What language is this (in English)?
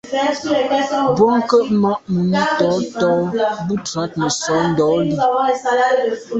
Medumba